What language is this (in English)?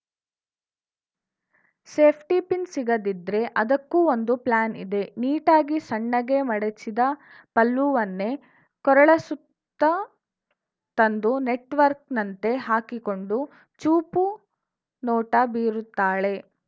Kannada